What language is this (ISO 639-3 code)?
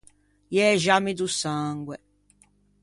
lij